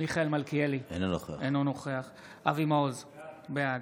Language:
Hebrew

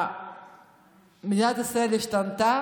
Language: Hebrew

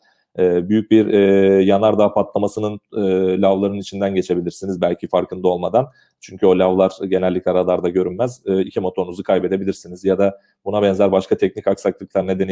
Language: Turkish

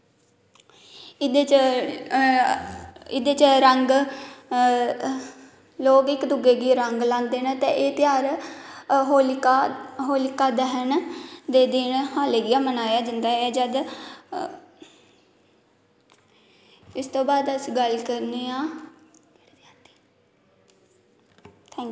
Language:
Dogri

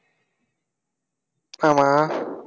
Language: Tamil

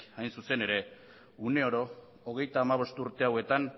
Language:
Basque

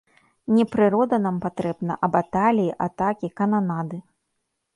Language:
Belarusian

